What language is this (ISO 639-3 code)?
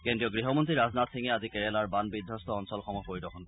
asm